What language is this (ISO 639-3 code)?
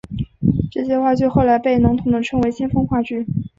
zho